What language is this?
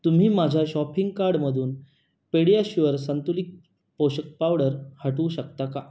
Marathi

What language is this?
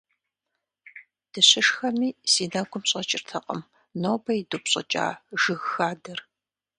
Kabardian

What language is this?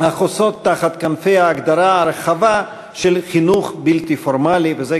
Hebrew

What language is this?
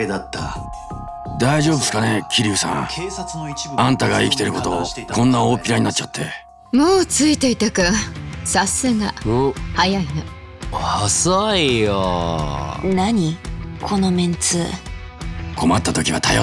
Japanese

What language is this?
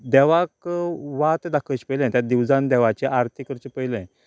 Konkani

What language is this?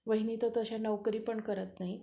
Marathi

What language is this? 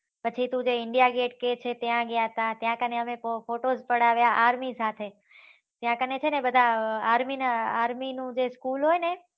Gujarati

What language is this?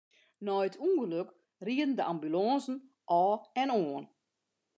Western Frisian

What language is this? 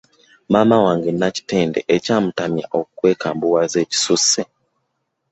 Ganda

